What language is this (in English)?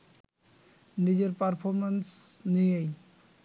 Bangla